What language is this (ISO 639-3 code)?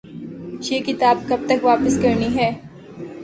urd